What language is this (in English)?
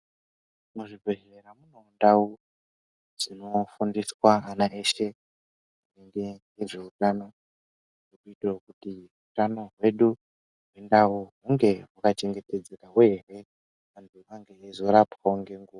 Ndau